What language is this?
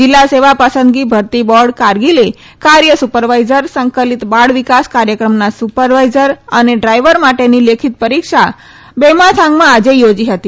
Gujarati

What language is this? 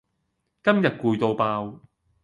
Cantonese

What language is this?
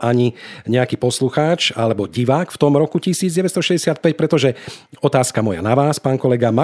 Slovak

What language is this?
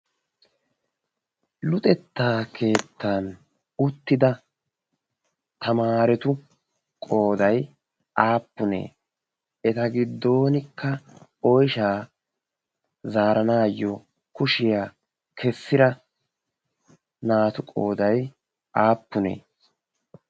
Wolaytta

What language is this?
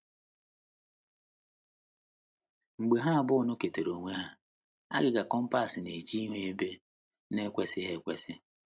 Igbo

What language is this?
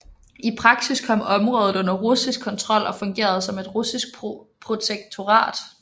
Danish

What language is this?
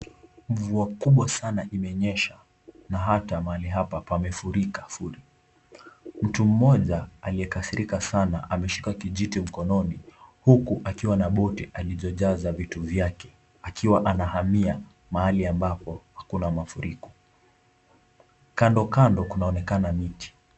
Swahili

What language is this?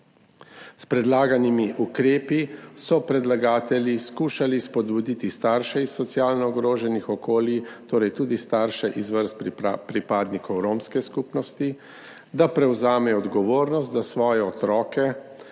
Slovenian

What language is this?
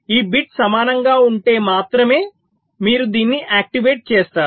Telugu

